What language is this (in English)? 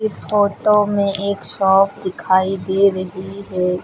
Hindi